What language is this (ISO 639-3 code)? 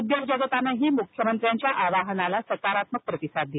mar